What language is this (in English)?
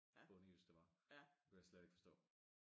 Danish